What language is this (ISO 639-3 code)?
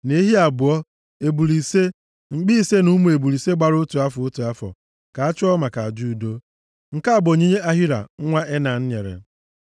ibo